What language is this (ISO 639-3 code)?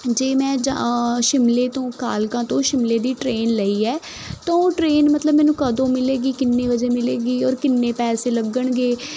pan